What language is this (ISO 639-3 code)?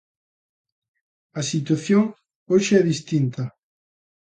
glg